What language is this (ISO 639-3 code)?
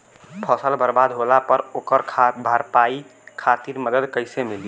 bho